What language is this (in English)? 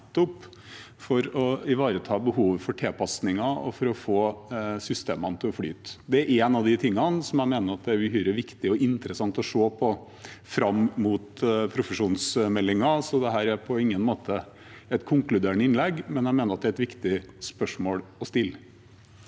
Norwegian